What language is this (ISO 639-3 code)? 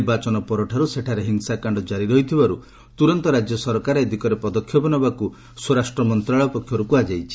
ori